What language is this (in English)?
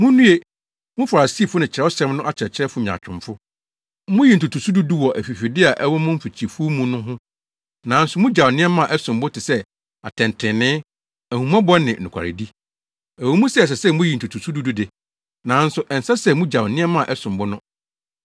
Akan